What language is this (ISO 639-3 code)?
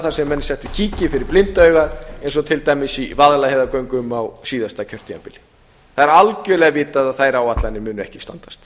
isl